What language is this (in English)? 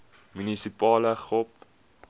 Afrikaans